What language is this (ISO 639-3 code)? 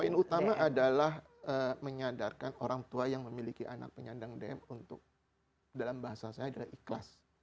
ind